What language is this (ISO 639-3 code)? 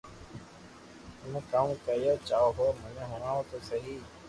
lrk